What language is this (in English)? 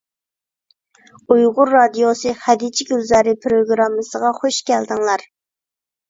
Uyghur